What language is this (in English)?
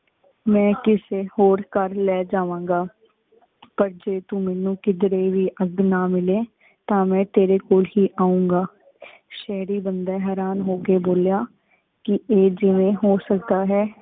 Punjabi